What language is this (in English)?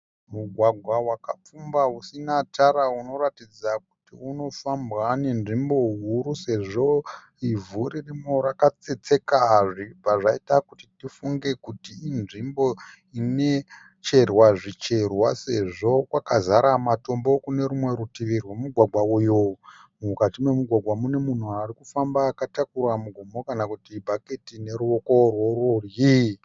Shona